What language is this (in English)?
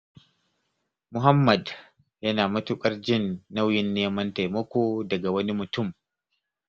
Hausa